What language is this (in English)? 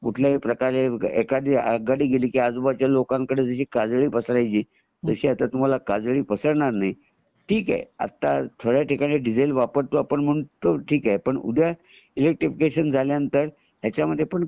Marathi